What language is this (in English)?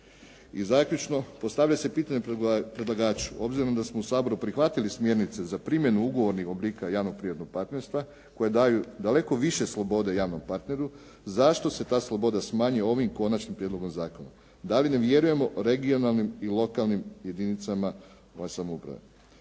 Croatian